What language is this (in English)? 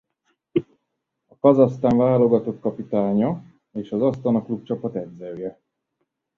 Hungarian